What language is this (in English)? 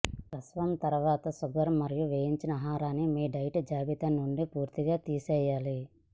Telugu